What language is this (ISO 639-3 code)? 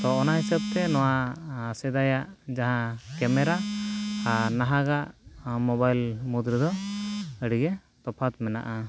sat